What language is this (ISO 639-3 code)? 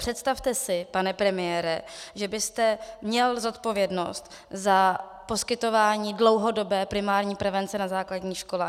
ces